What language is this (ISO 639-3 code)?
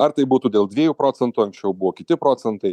lit